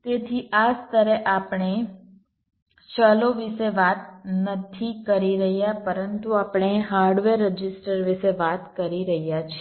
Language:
Gujarati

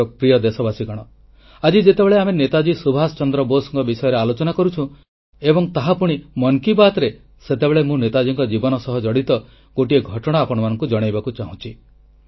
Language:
Odia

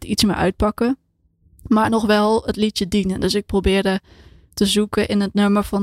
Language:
Dutch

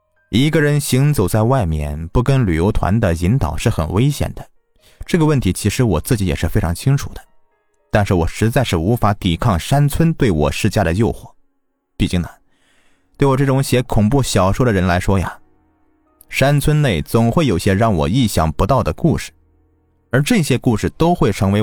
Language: Chinese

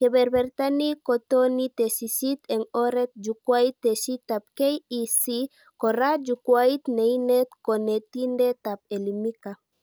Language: Kalenjin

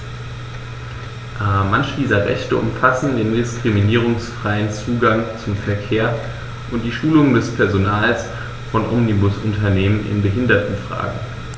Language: German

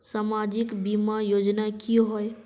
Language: Magahi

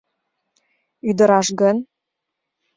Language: Mari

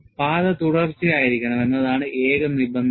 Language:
Malayalam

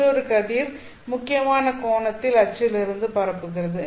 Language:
Tamil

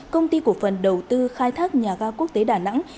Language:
Vietnamese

